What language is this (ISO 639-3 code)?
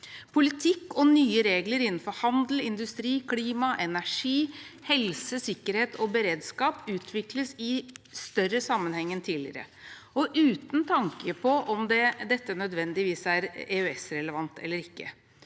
nor